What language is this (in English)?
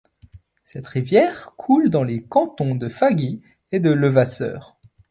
French